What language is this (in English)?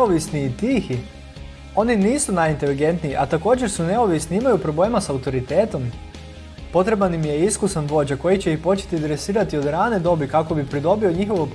Croatian